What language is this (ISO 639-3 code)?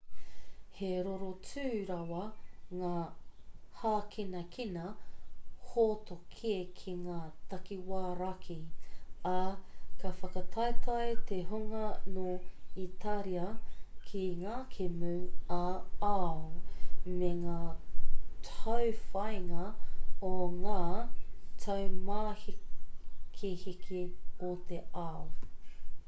mri